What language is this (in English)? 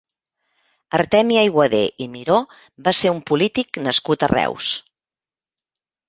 Catalan